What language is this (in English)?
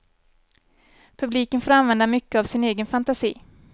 Swedish